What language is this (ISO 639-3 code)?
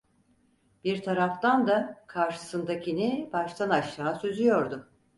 tur